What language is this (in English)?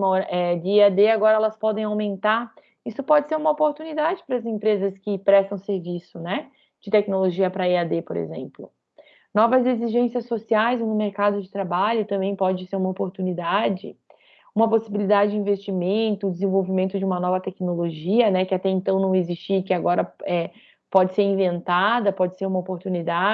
Portuguese